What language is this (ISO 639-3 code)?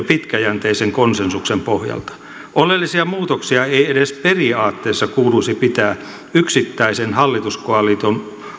fin